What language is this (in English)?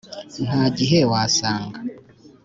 Kinyarwanda